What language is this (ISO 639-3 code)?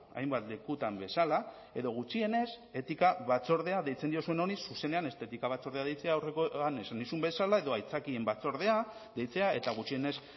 eus